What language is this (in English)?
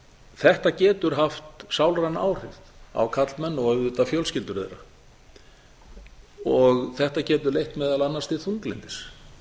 Icelandic